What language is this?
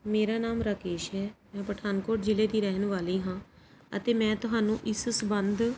Punjabi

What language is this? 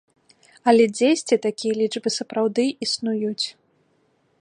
Belarusian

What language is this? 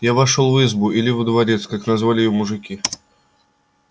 Russian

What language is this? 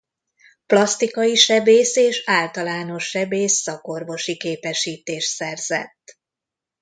Hungarian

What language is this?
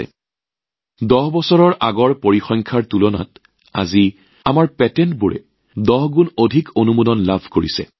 Assamese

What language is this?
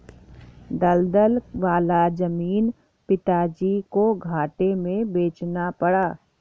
Hindi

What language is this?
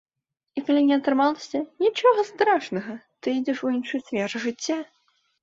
Belarusian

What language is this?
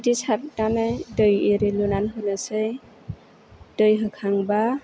Bodo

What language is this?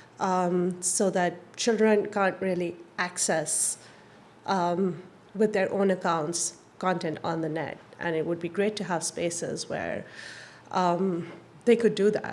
English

